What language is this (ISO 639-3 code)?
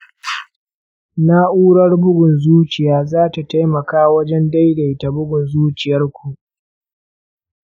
hau